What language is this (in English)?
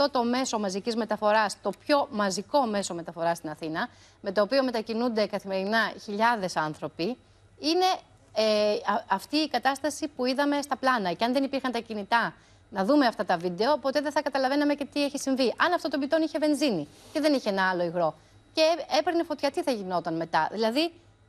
Greek